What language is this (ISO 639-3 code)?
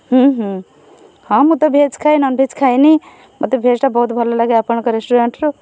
ori